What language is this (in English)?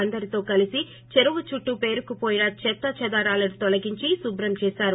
Telugu